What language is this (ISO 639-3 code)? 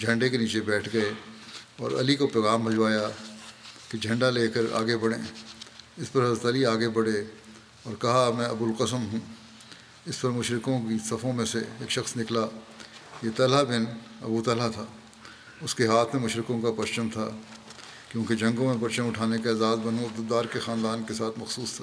urd